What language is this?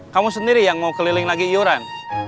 Indonesian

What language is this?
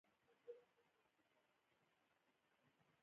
Pashto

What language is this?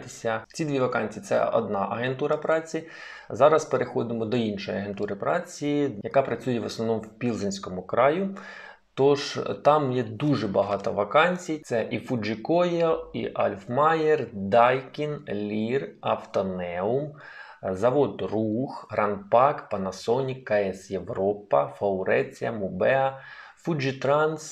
Ukrainian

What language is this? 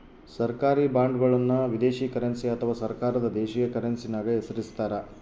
Kannada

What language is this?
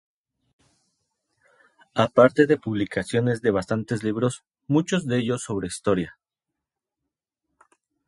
Spanish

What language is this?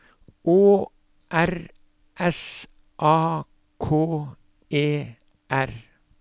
Norwegian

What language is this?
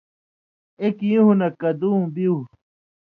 Indus Kohistani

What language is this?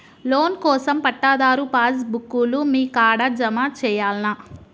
Telugu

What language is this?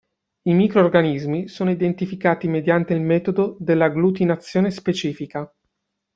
Italian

